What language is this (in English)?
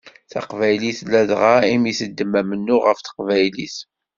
Kabyle